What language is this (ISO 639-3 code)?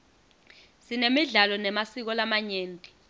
ssw